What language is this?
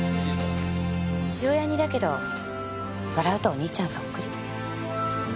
Japanese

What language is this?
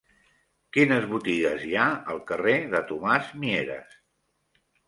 Catalan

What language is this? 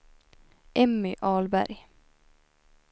Swedish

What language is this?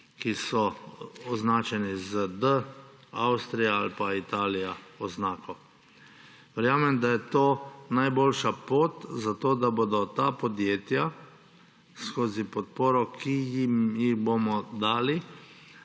Slovenian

